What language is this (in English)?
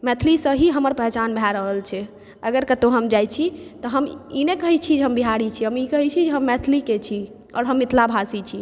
Maithili